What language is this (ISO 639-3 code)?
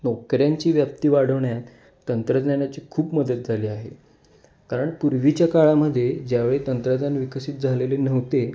mar